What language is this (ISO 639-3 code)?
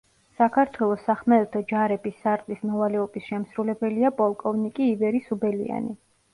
kat